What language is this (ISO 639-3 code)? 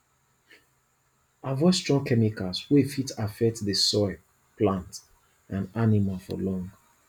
pcm